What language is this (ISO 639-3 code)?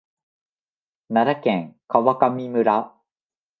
jpn